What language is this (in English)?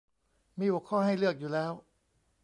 Thai